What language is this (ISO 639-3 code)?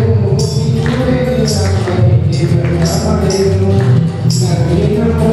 tel